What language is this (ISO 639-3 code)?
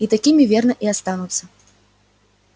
rus